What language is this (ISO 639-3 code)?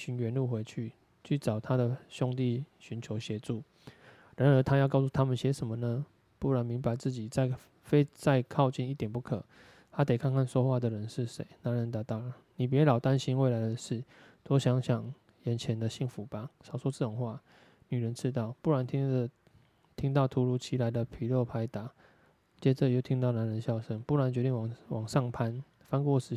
zho